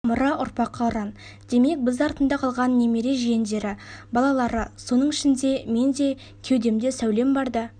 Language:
Kazakh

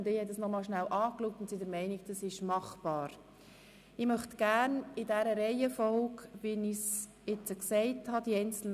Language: Swiss German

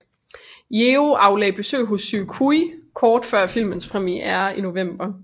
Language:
Danish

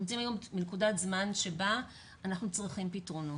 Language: Hebrew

